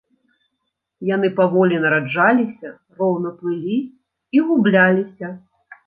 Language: Belarusian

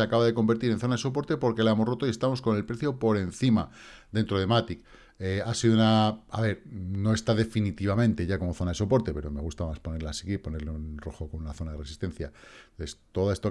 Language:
Spanish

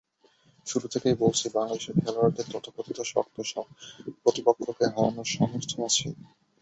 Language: Bangla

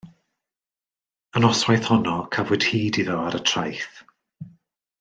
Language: Welsh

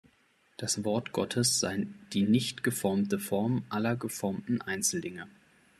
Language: German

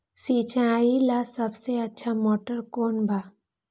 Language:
Magahi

